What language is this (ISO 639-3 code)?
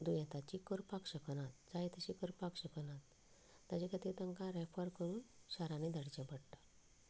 kok